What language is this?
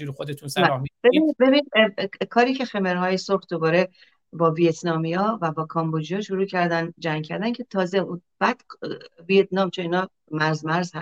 Persian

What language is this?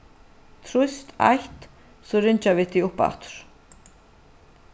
Faroese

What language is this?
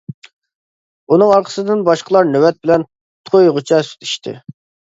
Uyghur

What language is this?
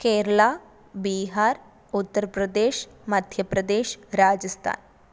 Malayalam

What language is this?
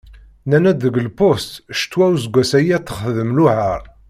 Kabyle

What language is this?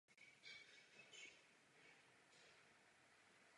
Czech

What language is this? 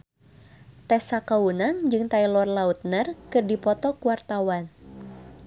Sundanese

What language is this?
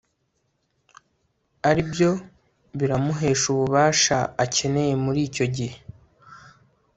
Kinyarwanda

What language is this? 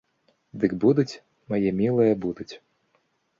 Belarusian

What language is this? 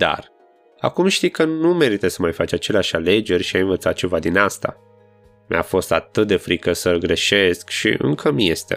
Romanian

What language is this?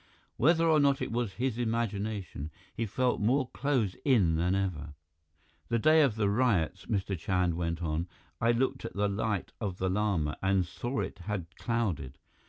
English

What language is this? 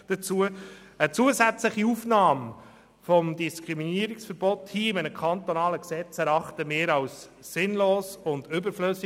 Swiss German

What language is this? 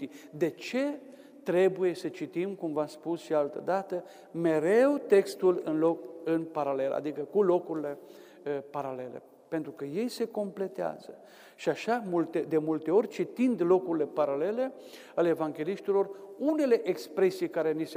Romanian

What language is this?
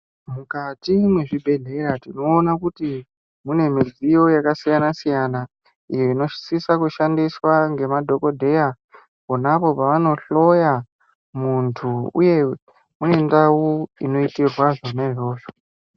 Ndau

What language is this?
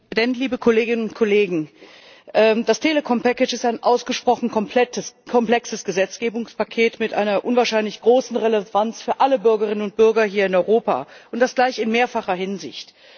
German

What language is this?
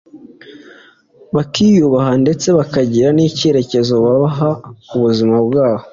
Kinyarwanda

